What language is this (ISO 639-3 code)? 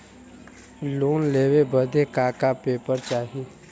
bho